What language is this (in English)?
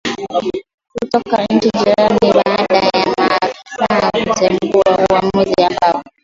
Swahili